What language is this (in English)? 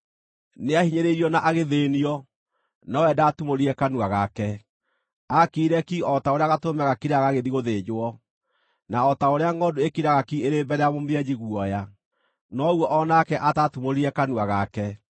Kikuyu